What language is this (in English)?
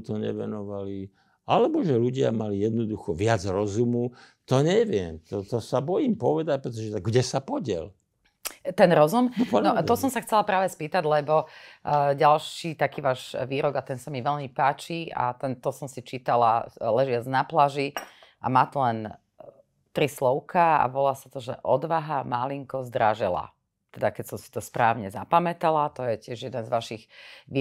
Slovak